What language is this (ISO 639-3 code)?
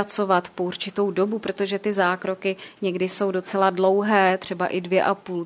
ces